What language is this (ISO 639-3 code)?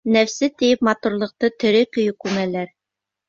bak